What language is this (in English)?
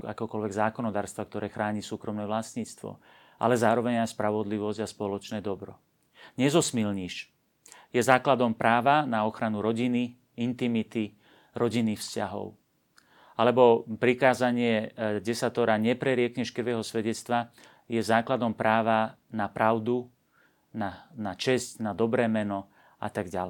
Slovak